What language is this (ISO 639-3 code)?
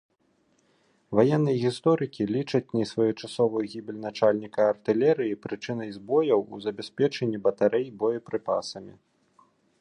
bel